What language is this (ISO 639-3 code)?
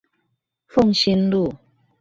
zho